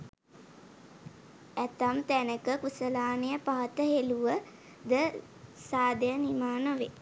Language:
Sinhala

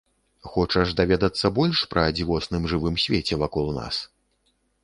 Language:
Belarusian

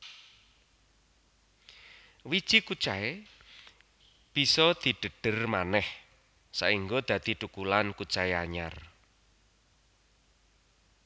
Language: Javanese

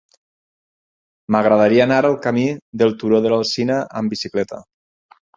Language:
Catalan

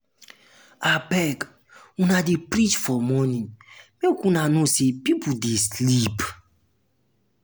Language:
Nigerian Pidgin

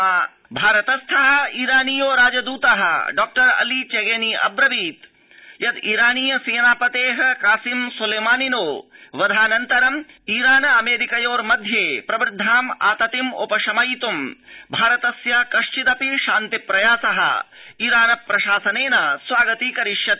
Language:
Sanskrit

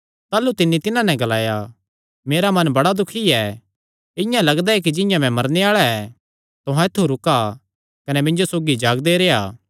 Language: Kangri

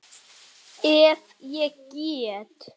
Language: Icelandic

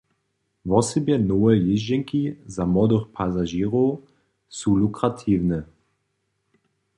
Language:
Upper Sorbian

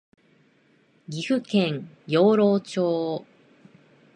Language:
Japanese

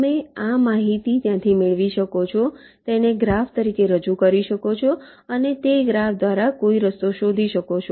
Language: Gujarati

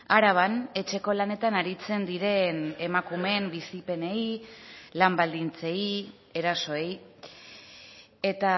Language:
Basque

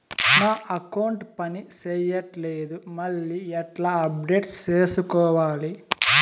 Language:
Telugu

